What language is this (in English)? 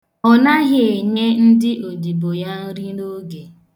Igbo